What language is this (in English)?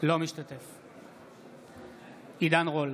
Hebrew